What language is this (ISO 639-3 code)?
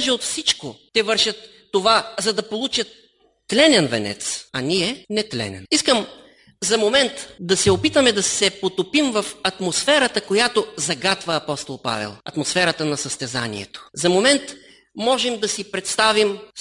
bul